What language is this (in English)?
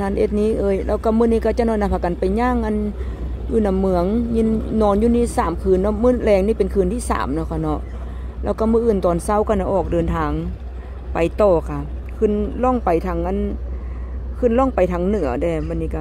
Thai